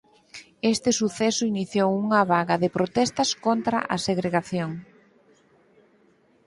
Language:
Galician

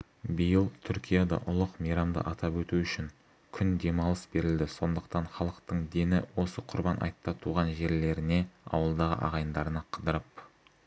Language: Kazakh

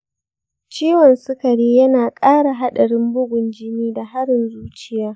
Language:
Hausa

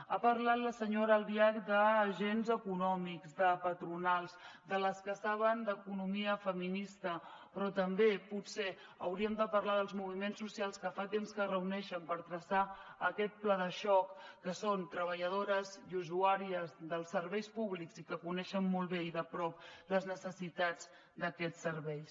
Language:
Catalan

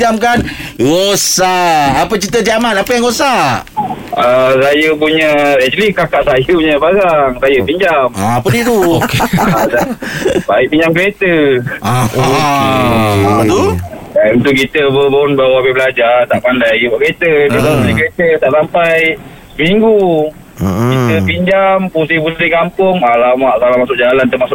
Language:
Malay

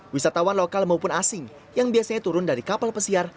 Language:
Indonesian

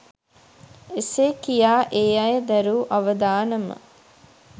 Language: Sinhala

